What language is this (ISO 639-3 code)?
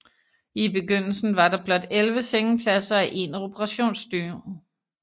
dan